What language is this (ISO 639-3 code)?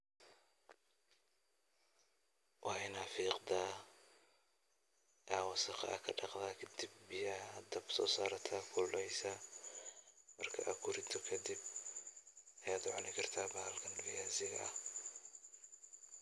som